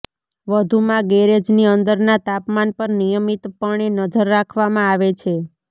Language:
Gujarati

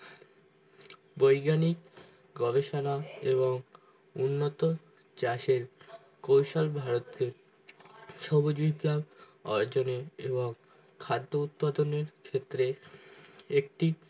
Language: Bangla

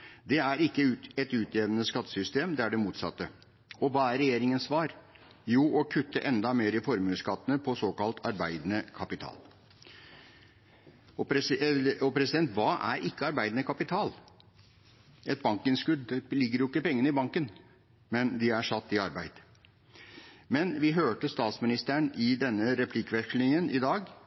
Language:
Norwegian Bokmål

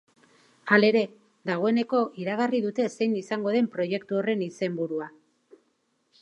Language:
Basque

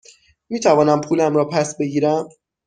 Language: Persian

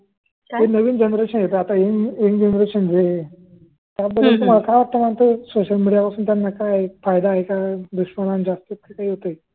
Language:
Marathi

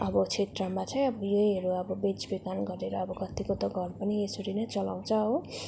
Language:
Nepali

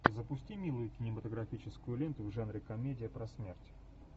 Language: Russian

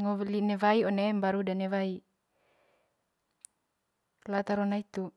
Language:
Manggarai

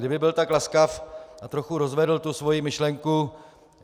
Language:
Czech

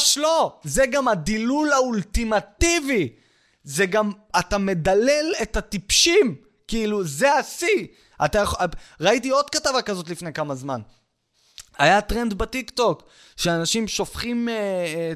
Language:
Hebrew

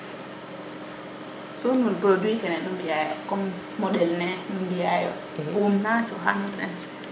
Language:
Serer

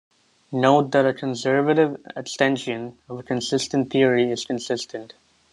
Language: English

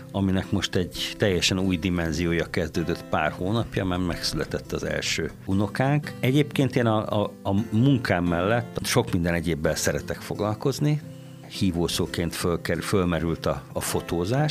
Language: Hungarian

